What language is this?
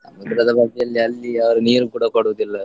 Kannada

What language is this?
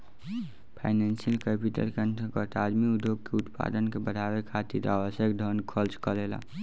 Bhojpuri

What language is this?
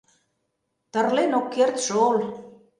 Mari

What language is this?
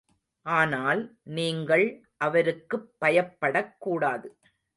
Tamil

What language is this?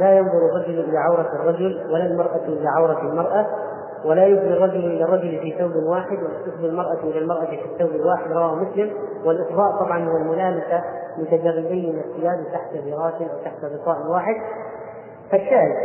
Arabic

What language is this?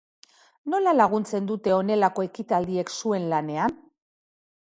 Basque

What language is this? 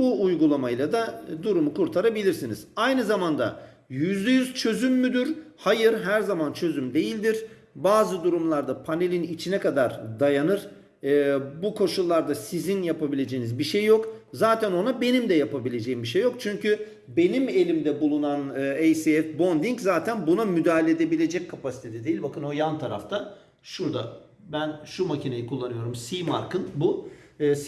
Turkish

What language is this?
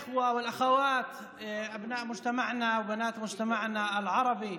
Hebrew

